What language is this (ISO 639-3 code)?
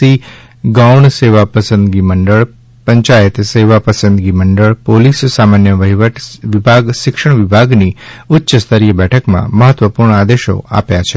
guj